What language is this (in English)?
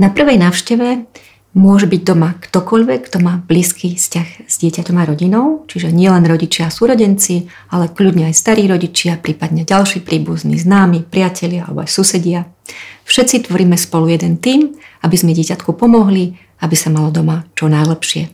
Slovak